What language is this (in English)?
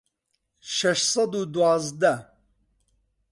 Central Kurdish